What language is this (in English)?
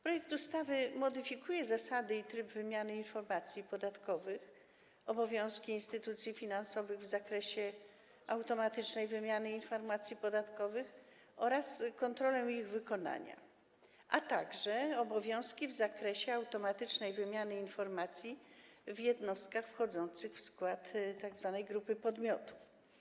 Polish